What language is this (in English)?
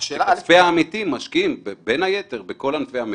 Hebrew